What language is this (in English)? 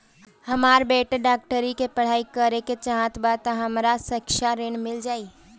Bhojpuri